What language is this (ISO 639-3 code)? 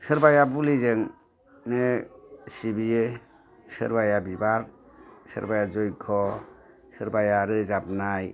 brx